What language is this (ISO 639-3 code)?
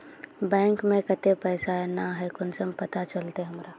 mag